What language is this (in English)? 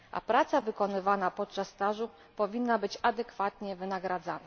Polish